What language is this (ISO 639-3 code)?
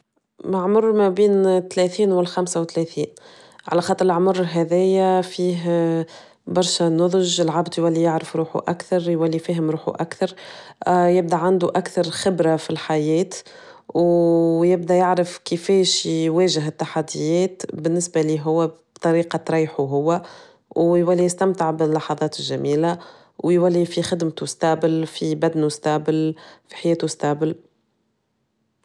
aeb